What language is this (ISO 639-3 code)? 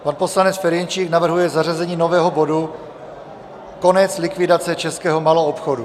ces